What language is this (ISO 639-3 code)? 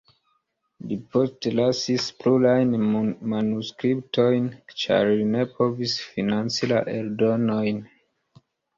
epo